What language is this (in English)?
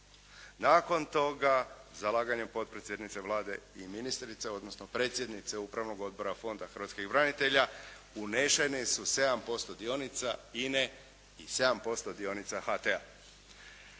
Croatian